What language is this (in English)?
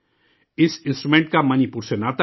Urdu